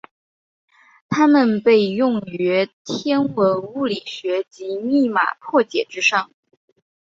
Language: Chinese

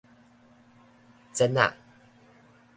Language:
Min Nan Chinese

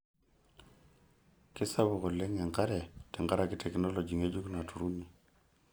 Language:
Masai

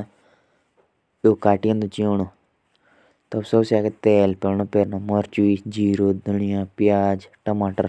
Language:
Jaunsari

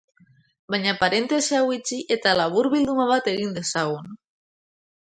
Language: Basque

